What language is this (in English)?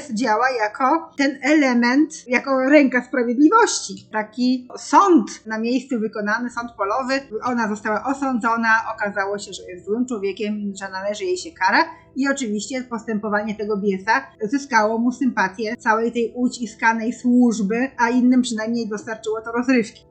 Polish